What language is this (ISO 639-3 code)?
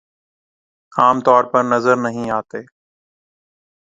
urd